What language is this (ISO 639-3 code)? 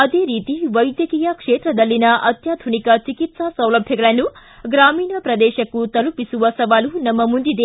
kan